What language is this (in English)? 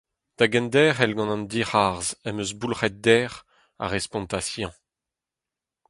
Breton